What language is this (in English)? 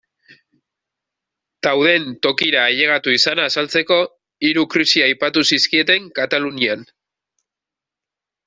Basque